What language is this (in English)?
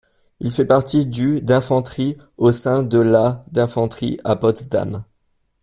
French